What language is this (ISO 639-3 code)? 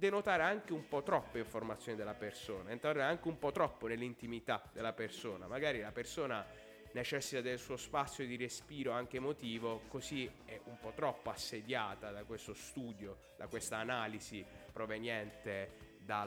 ita